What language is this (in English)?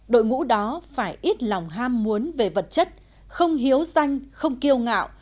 Vietnamese